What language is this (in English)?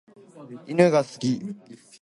Japanese